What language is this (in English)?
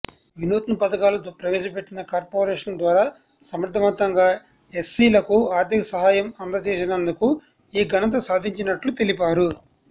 Telugu